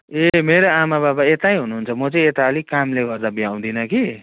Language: Nepali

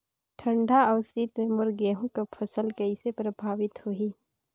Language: Chhattisgarhi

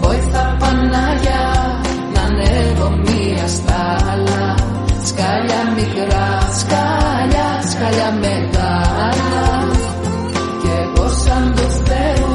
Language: Greek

